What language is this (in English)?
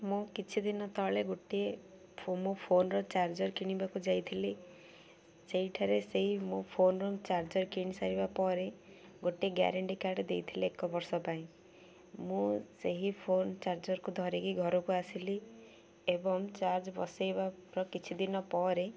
Odia